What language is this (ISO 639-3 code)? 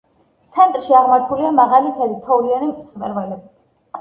kat